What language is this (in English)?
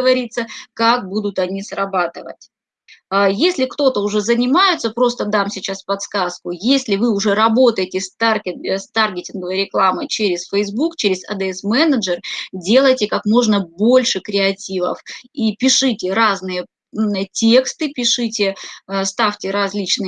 Russian